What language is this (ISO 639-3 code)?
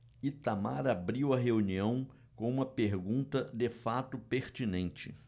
por